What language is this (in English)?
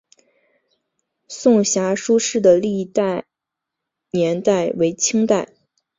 Chinese